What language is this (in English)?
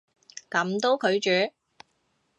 Cantonese